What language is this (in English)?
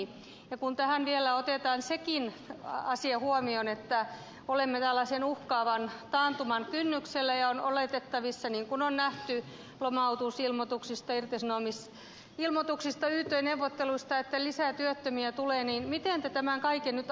Finnish